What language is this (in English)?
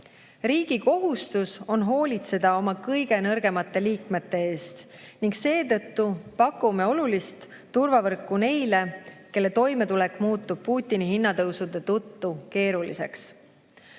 Estonian